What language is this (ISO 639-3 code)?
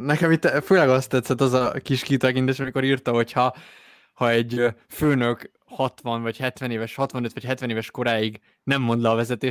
hun